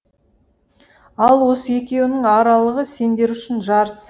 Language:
Kazakh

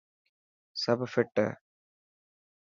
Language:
Dhatki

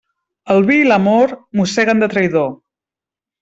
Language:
Catalan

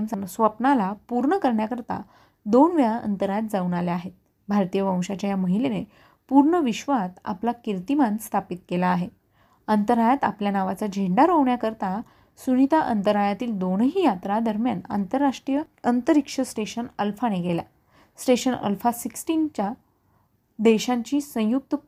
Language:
Marathi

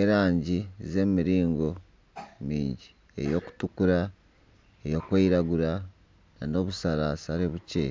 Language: Nyankole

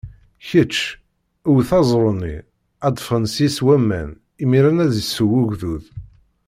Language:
Kabyle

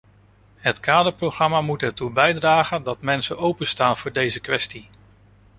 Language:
Dutch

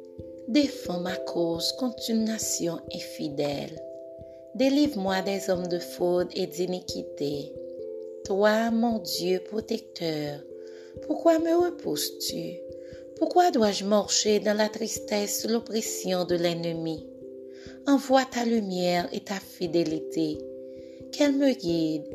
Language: French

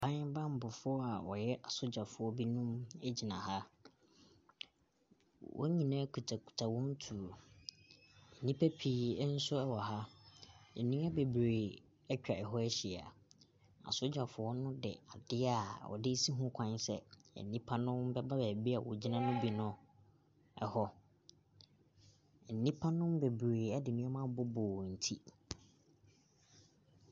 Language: Akan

